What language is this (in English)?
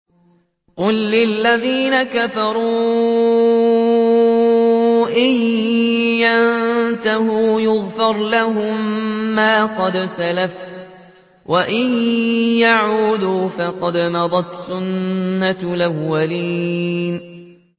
Arabic